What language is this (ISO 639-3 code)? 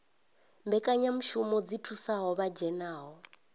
ven